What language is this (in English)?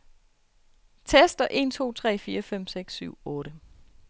Danish